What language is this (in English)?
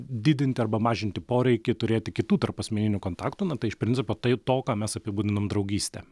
Lithuanian